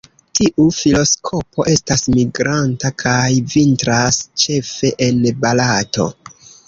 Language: Esperanto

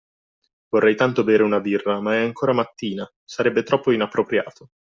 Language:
Italian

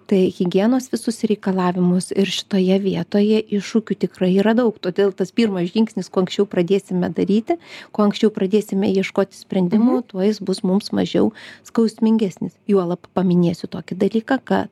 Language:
Lithuanian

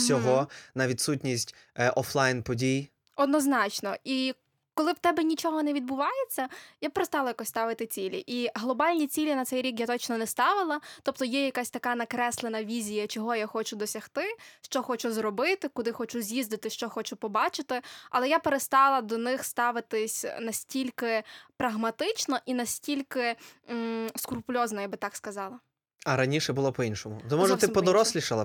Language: Ukrainian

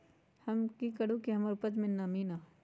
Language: Magahi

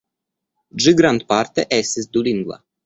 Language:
Esperanto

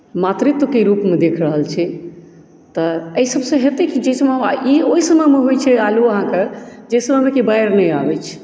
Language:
Maithili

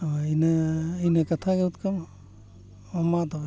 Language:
Santali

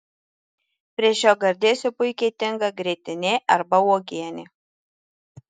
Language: Lithuanian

